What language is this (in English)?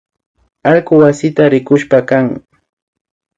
Imbabura Highland Quichua